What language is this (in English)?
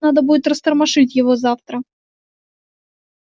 Russian